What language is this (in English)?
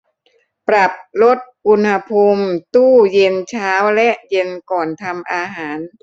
Thai